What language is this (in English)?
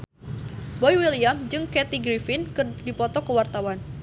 Sundanese